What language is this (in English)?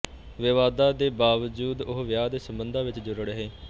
Punjabi